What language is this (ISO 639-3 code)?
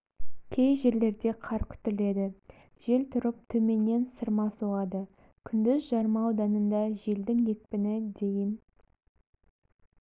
kaz